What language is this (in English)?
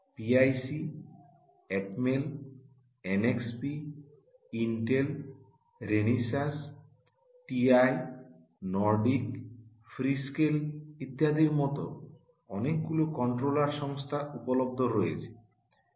Bangla